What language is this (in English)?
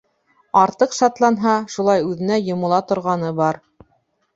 Bashkir